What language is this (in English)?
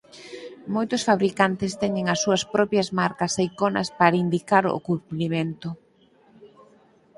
Galician